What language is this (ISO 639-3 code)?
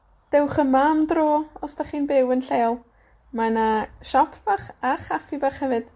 cym